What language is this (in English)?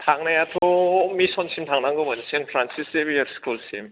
Bodo